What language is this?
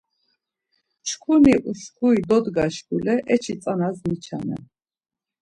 Laz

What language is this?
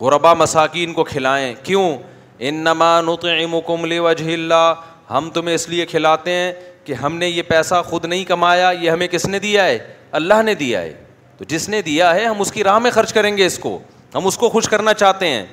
Urdu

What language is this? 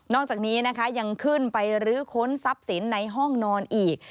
Thai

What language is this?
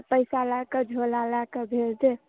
Maithili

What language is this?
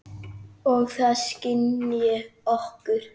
Icelandic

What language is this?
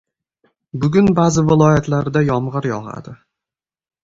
Uzbek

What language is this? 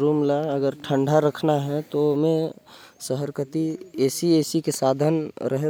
Korwa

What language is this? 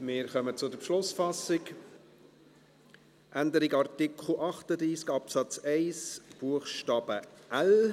Swiss German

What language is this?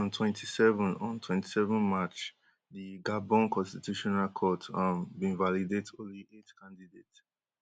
Nigerian Pidgin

